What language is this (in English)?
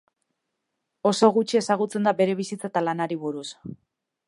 Basque